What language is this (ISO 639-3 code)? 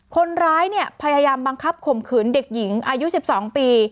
tha